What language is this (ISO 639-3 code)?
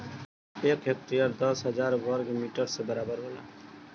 bho